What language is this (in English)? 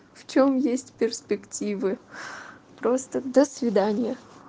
Russian